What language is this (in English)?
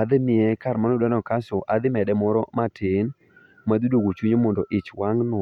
Luo (Kenya and Tanzania)